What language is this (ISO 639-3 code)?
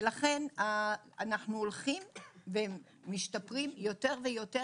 heb